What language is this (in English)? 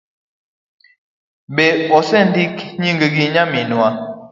Luo (Kenya and Tanzania)